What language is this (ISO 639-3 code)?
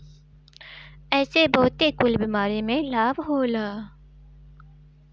bho